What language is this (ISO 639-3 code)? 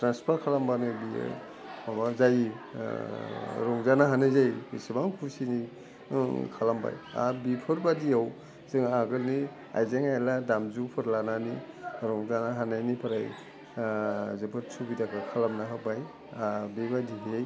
brx